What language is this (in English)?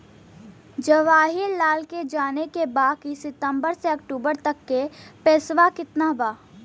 Bhojpuri